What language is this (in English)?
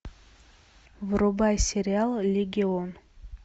Russian